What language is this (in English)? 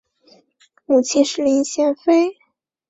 Chinese